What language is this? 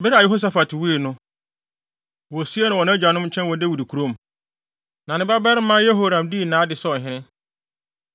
Akan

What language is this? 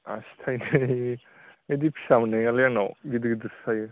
Bodo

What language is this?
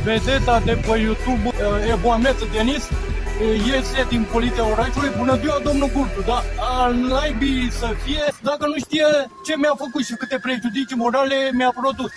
Romanian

